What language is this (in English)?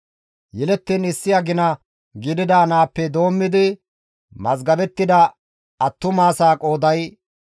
Gamo